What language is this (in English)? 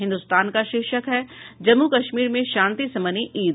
Hindi